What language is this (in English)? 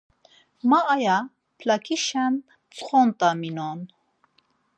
Laz